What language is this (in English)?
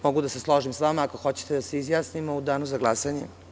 Serbian